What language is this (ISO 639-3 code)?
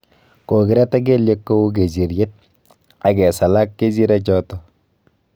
kln